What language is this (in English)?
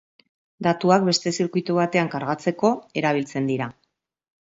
Basque